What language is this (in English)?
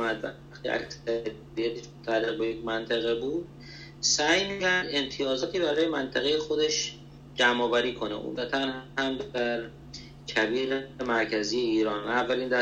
Persian